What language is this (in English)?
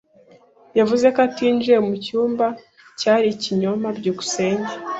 Kinyarwanda